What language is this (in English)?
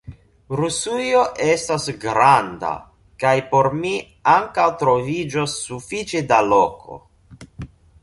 Esperanto